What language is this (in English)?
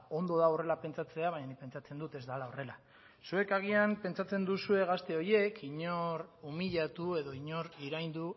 Basque